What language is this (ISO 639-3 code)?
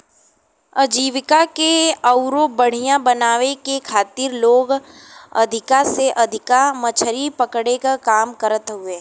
bho